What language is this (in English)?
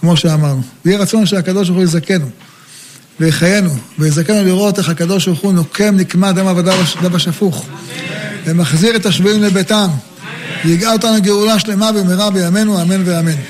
Hebrew